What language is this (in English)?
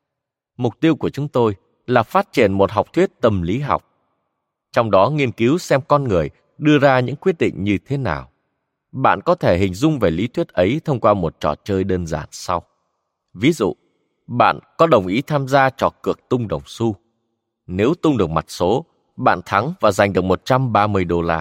Vietnamese